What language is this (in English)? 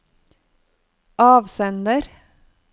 Norwegian